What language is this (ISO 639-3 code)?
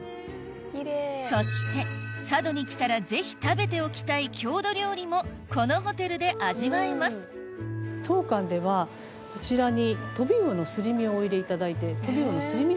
jpn